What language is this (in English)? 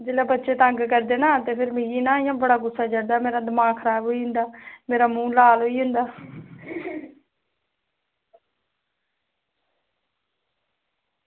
Dogri